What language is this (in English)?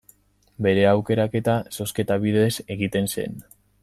Basque